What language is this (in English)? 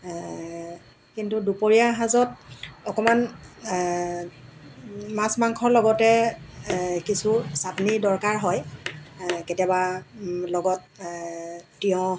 Assamese